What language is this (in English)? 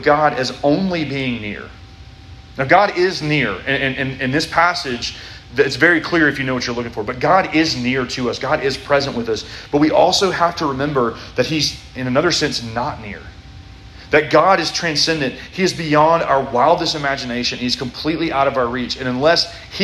English